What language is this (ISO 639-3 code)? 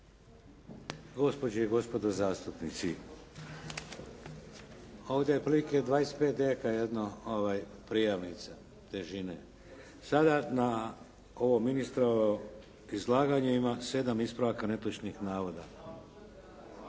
hrv